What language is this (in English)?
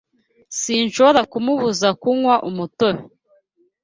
Kinyarwanda